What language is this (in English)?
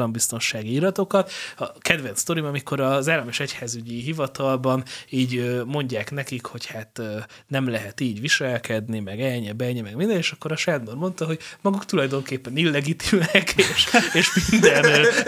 Hungarian